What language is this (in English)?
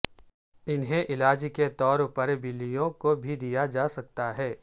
Urdu